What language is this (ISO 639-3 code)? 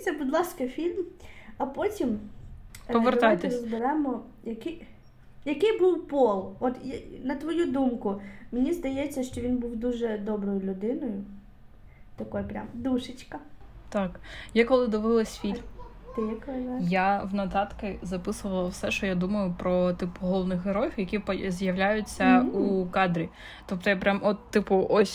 ukr